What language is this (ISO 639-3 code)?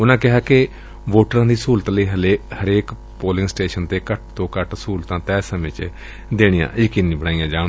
pan